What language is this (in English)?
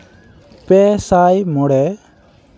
Santali